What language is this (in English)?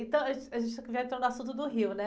Portuguese